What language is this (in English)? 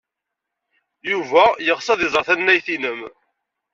Kabyle